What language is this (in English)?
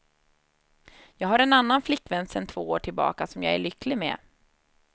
Swedish